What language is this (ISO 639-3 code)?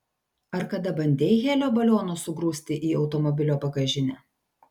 lit